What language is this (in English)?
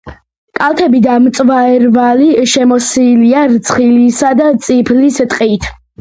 Georgian